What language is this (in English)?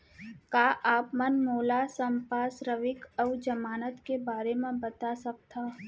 Chhattisgarhi